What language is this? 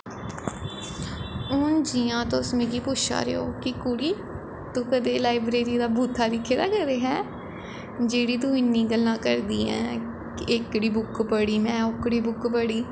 Dogri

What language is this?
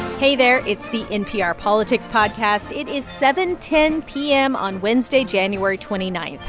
English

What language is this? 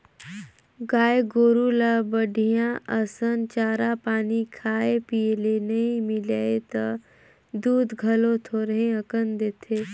Chhattisgarhi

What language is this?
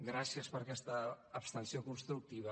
Catalan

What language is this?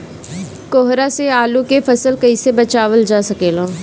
Bhojpuri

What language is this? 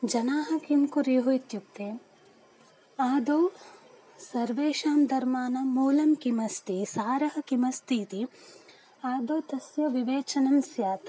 Sanskrit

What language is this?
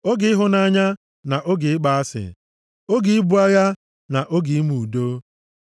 Igbo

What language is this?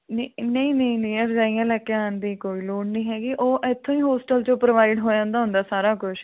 Punjabi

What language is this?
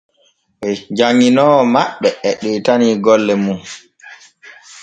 Borgu Fulfulde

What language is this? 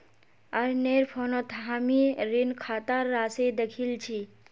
Magahi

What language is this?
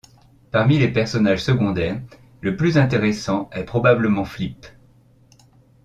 French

